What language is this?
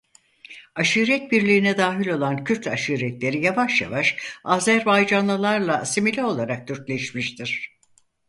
Turkish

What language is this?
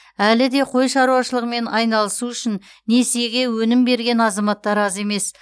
Kazakh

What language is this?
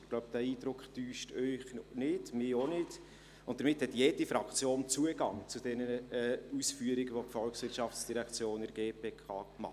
Swiss German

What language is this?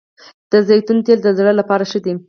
Pashto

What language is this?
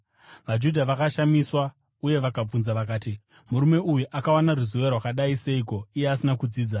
Shona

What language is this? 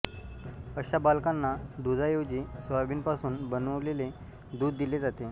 Marathi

